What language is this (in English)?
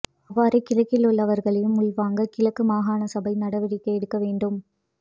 Tamil